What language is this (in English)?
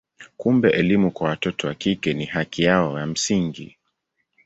Swahili